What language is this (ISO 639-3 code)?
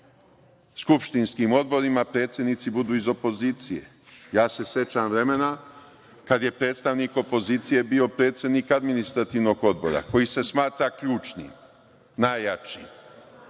srp